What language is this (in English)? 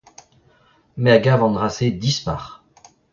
Breton